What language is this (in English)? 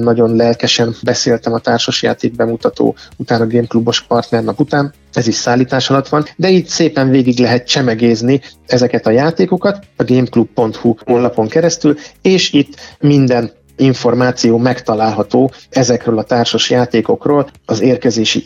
Hungarian